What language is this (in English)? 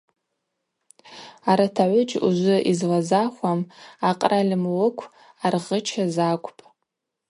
Abaza